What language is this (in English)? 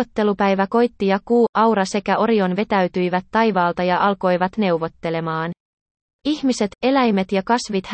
Finnish